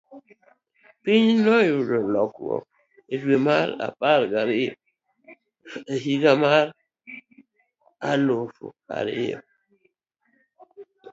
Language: Luo (Kenya and Tanzania)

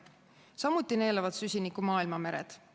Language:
Estonian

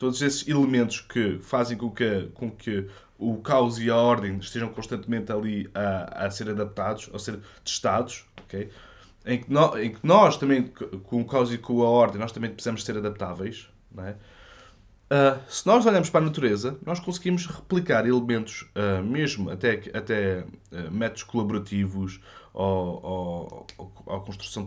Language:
Portuguese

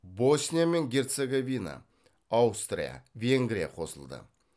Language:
Kazakh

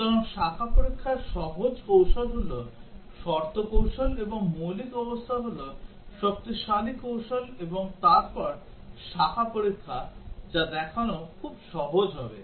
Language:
Bangla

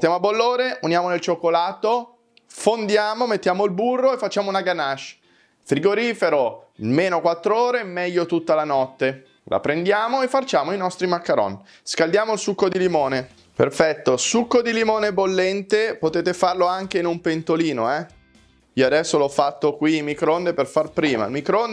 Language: Italian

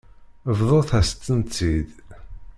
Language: Kabyle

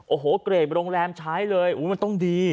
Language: Thai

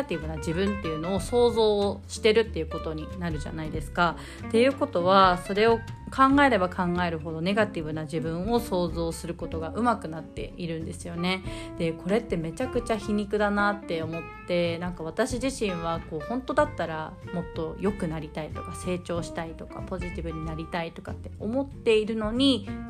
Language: Japanese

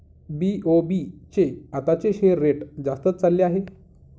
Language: Marathi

